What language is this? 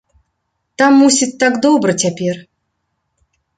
Belarusian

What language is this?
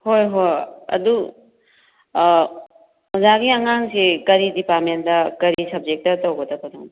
Manipuri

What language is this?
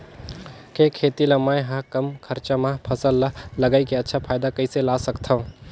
Chhattisgarhi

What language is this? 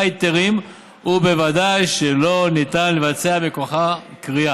Hebrew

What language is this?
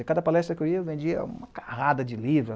Portuguese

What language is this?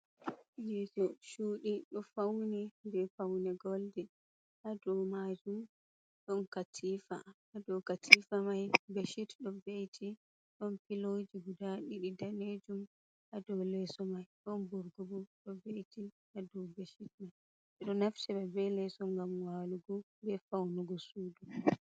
Fula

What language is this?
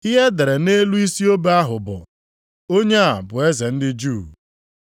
Igbo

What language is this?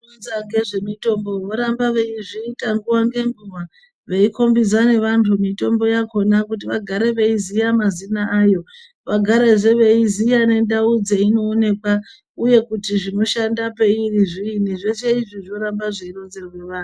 Ndau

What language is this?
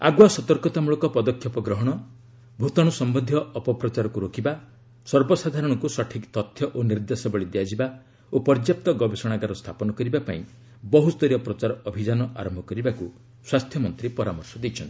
Odia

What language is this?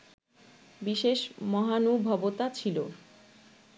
Bangla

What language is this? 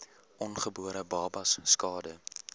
Afrikaans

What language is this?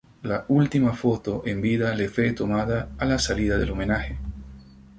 Spanish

